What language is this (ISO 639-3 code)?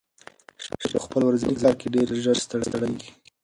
pus